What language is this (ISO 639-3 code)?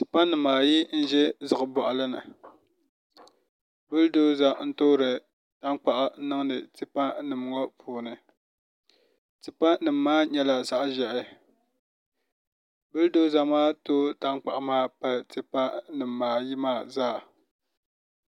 dag